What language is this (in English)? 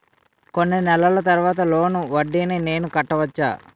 Telugu